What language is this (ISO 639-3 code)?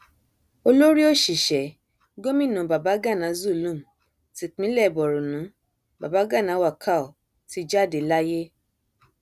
yor